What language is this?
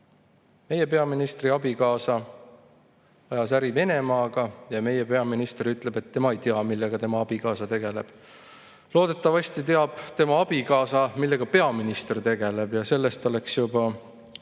Estonian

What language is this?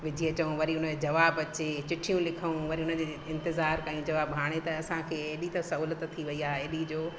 Sindhi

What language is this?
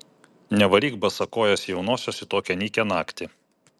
Lithuanian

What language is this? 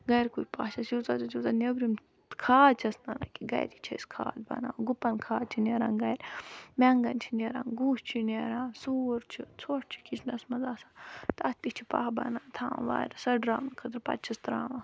Kashmiri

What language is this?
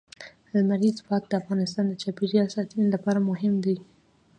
Pashto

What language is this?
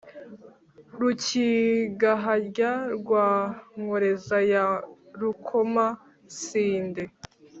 Kinyarwanda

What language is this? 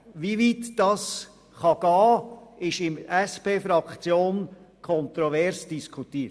Swiss German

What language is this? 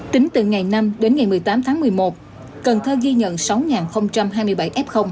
Vietnamese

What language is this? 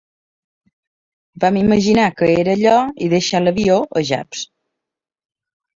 Catalan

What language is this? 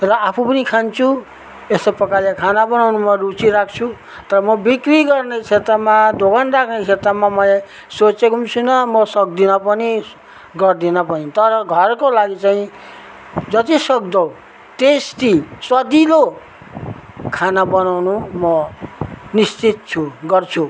Nepali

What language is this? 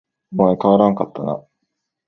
Japanese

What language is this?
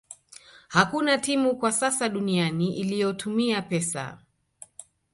Swahili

